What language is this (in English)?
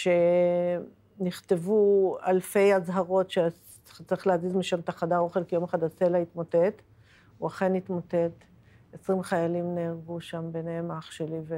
Hebrew